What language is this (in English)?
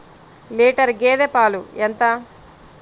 Telugu